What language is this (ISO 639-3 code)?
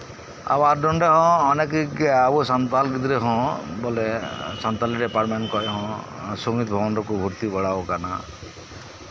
sat